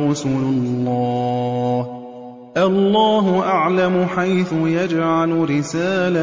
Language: Arabic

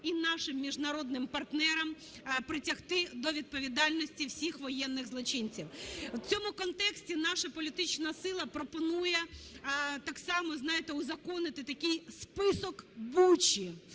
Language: Ukrainian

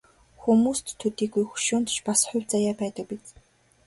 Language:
Mongolian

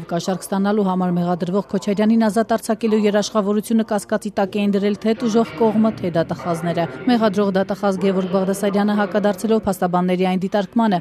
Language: Romanian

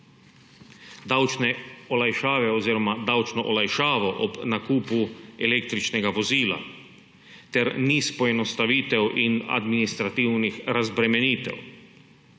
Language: Slovenian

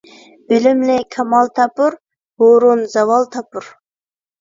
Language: Uyghur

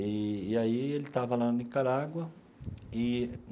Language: Portuguese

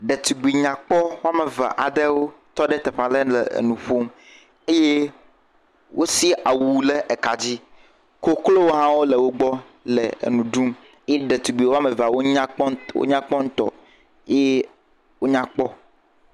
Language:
Ewe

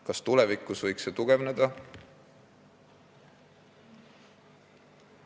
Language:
Estonian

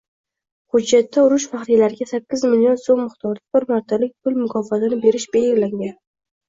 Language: Uzbek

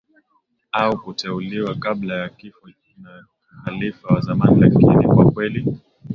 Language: Swahili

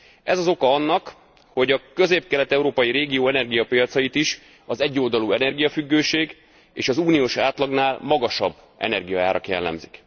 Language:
Hungarian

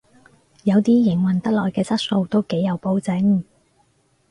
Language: Cantonese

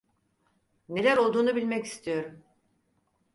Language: Turkish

